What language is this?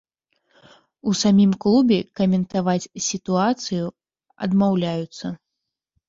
Belarusian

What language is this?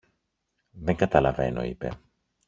Greek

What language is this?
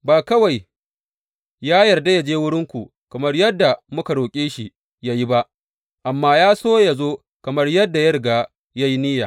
Hausa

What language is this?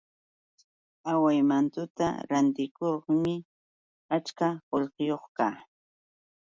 Yauyos Quechua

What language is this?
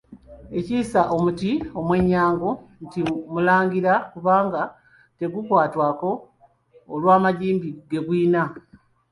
Ganda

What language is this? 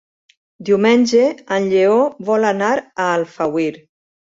Catalan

